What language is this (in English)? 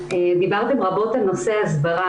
Hebrew